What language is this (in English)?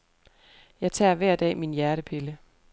Danish